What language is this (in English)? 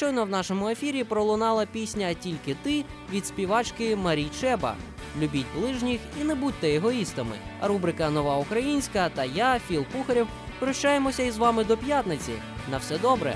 Ukrainian